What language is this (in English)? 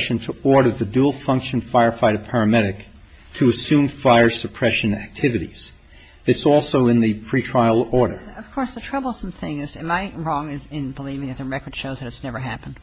English